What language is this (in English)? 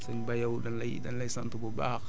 Wolof